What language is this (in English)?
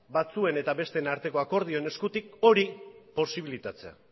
Basque